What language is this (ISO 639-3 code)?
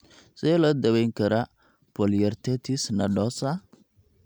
som